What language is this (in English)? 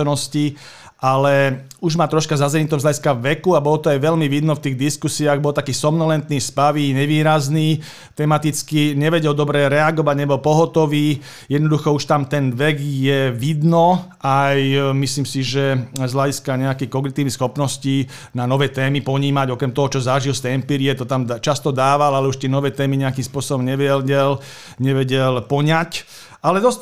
Slovak